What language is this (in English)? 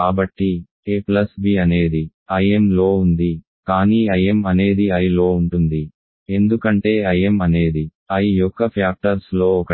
Telugu